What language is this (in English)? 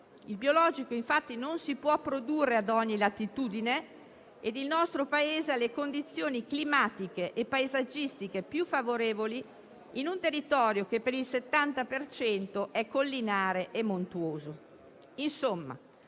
Italian